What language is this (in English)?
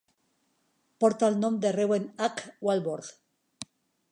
Catalan